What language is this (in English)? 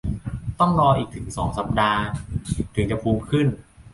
Thai